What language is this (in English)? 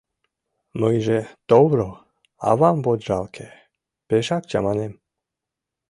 Mari